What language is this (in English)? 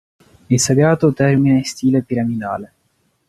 Italian